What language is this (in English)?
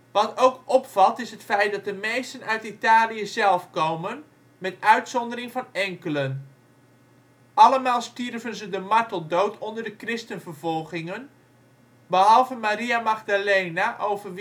Dutch